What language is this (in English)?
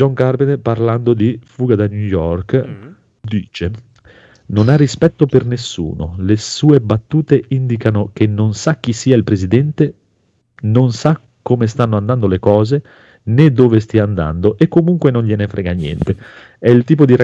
Italian